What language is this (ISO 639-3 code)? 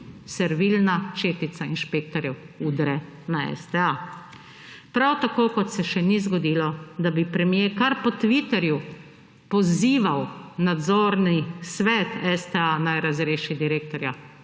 slv